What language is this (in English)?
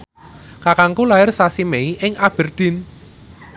Javanese